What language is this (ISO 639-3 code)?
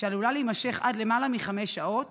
heb